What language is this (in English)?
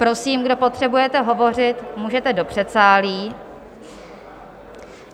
Czech